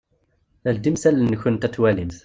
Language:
Kabyle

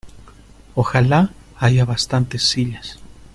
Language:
Spanish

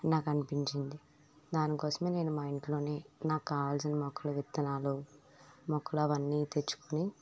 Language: Telugu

